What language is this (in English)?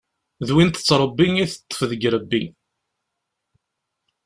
Kabyle